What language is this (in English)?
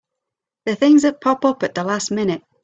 English